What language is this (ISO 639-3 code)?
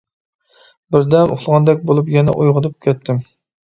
uig